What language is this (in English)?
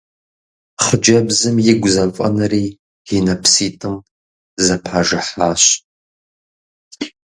Kabardian